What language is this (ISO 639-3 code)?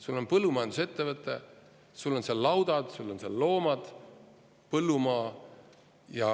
est